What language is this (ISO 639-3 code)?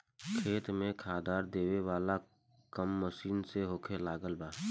bho